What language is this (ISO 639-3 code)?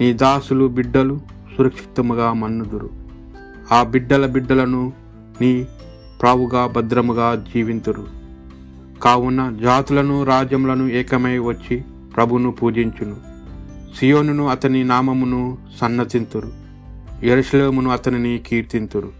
tel